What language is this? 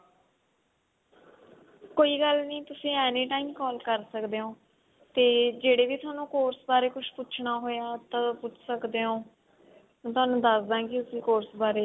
Punjabi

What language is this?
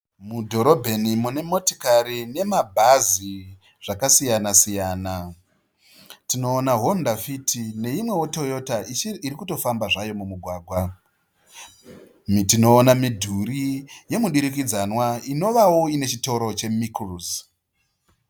Shona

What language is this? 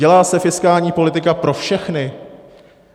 Czech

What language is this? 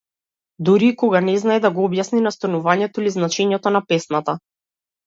Macedonian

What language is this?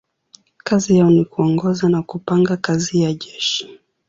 Swahili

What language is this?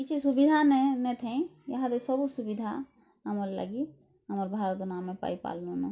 Odia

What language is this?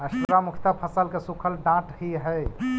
Magahi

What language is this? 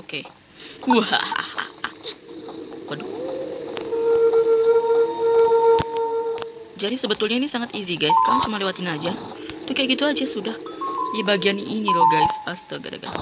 Indonesian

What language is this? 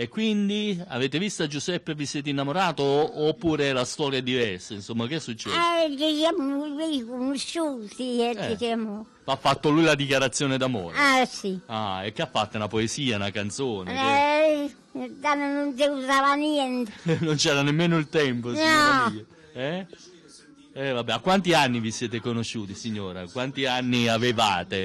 Italian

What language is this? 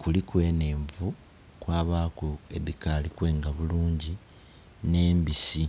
Soga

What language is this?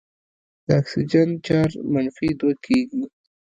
Pashto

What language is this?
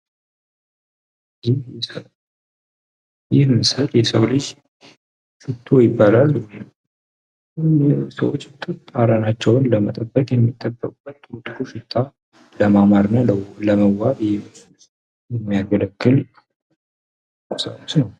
Amharic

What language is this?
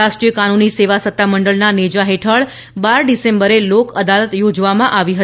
Gujarati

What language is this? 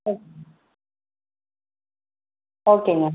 Tamil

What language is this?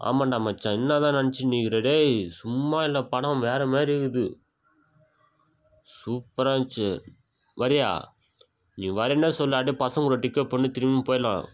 Tamil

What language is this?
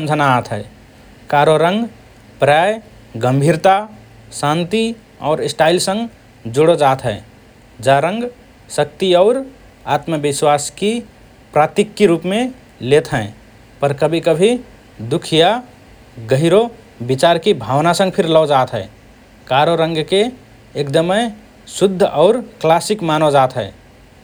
Rana Tharu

